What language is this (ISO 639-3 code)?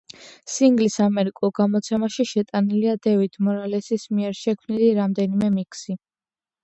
kat